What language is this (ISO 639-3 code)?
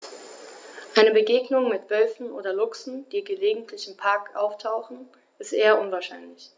deu